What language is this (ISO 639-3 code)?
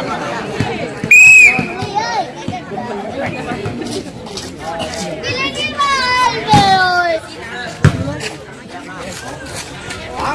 vie